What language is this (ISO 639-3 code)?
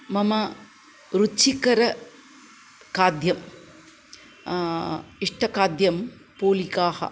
san